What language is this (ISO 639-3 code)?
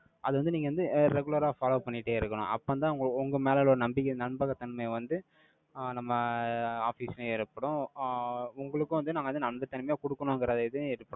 tam